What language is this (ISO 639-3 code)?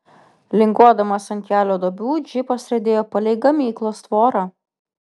lit